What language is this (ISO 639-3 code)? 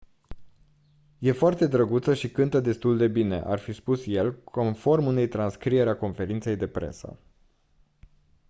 ron